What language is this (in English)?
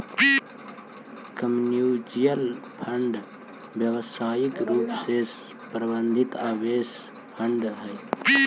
Magahi